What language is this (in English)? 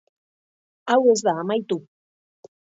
Basque